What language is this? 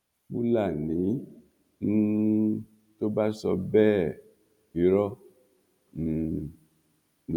Yoruba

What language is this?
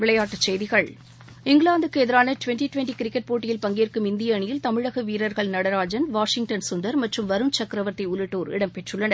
Tamil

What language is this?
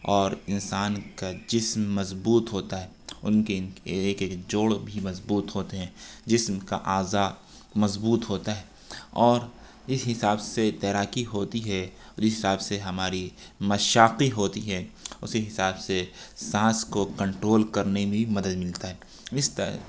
Urdu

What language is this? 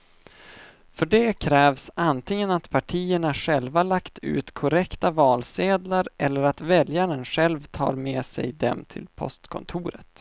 Swedish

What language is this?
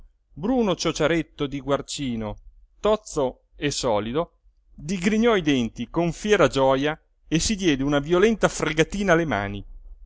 Italian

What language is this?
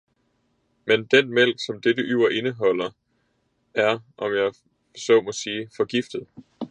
Danish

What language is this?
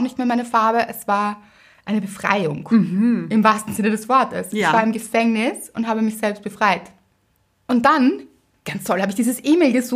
German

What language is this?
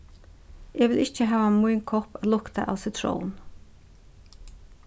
Faroese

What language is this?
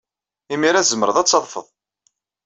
Kabyle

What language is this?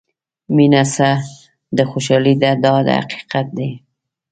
Pashto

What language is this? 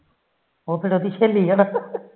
Punjabi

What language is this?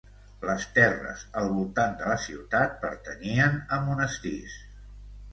Catalan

